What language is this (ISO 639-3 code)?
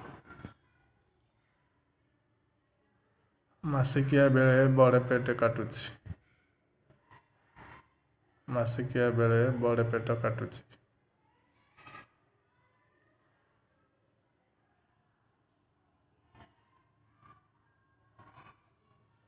ori